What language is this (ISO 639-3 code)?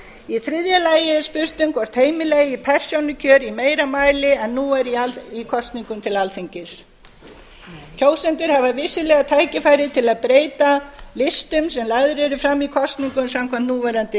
isl